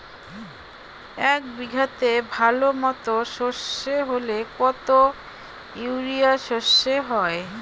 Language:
Bangla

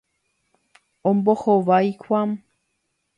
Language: Guarani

